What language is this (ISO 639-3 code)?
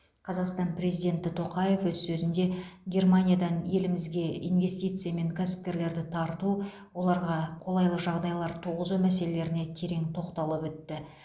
kaz